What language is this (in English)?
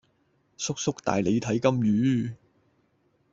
Cantonese